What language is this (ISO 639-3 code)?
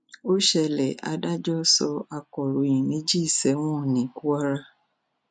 yor